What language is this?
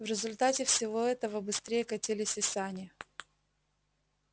Russian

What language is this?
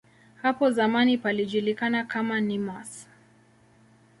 Swahili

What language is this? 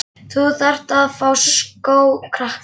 Icelandic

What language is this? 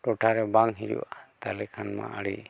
Santali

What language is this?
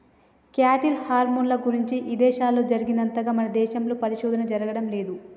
Telugu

